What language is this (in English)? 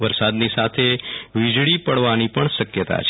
Gujarati